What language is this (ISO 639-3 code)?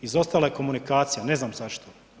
hrv